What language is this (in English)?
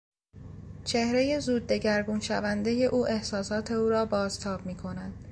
Persian